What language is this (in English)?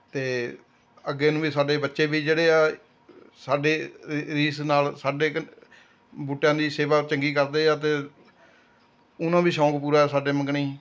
Punjabi